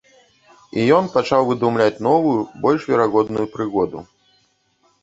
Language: Belarusian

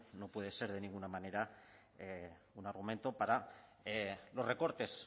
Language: Spanish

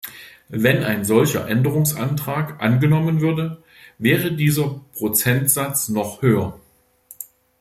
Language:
German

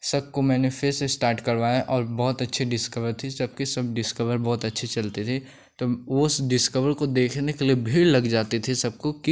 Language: Hindi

